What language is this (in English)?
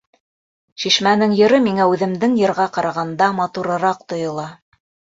Bashkir